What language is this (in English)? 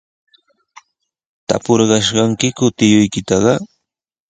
Sihuas Ancash Quechua